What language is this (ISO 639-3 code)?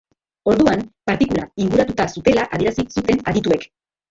eus